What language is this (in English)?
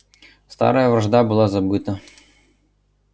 Russian